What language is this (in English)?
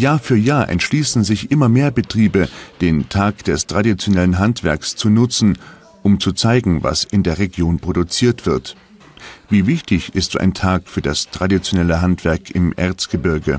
German